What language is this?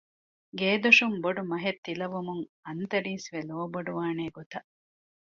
Divehi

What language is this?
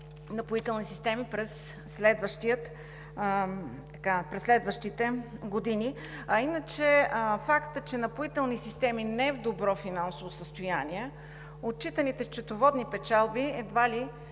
Bulgarian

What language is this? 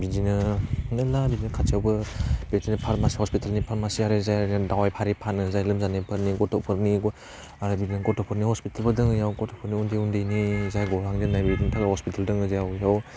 Bodo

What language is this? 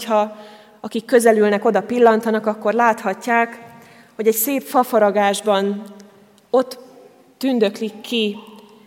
Hungarian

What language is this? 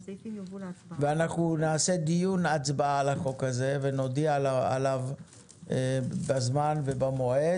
Hebrew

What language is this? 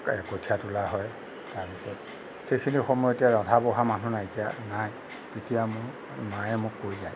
Assamese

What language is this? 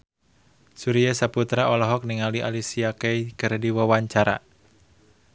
Sundanese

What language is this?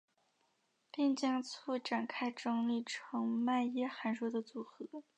Chinese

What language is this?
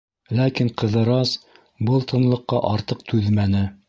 Bashkir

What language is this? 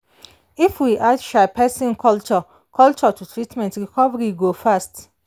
Nigerian Pidgin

